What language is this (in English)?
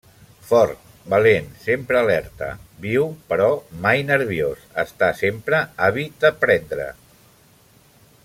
Catalan